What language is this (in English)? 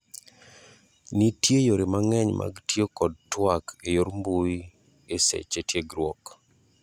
Luo (Kenya and Tanzania)